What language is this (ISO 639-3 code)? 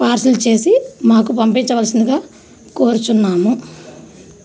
tel